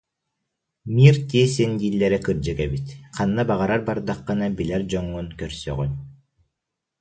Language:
Yakut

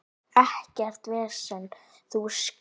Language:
Icelandic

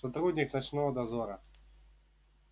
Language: Russian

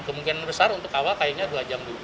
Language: Indonesian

